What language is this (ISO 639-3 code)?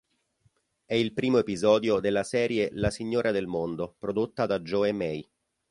ita